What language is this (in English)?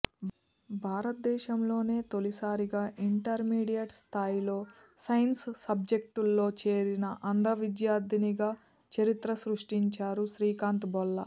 Telugu